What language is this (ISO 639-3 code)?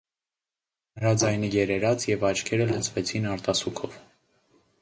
hye